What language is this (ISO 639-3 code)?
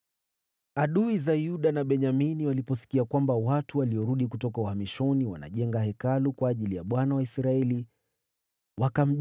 swa